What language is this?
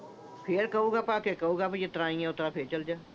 Punjabi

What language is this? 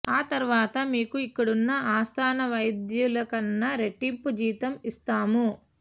Telugu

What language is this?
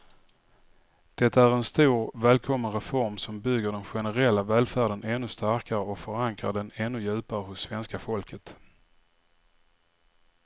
Swedish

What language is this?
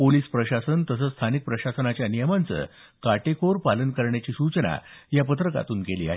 Marathi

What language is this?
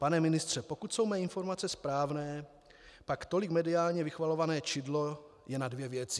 Czech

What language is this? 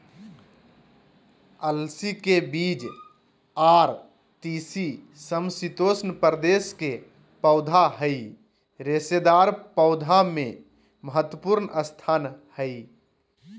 Magahi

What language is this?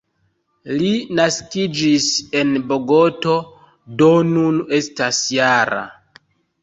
Esperanto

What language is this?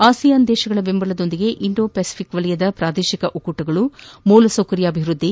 Kannada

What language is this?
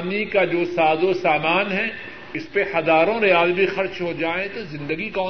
Urdu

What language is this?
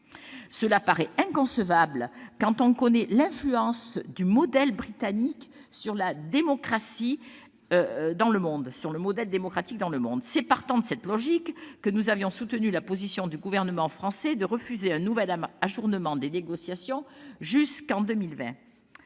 French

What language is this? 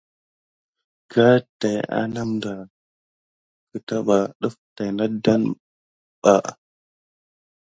Gidar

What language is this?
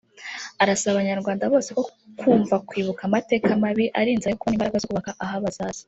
Kinyarwanda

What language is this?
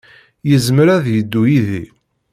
Kabyle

